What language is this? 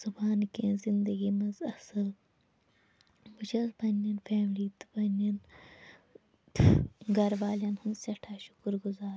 Kashmiri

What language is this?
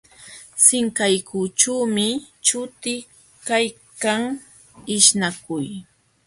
Jauja Wanca Quechua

